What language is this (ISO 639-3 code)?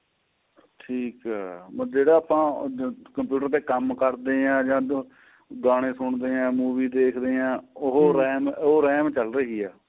pan